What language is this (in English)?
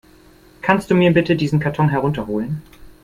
German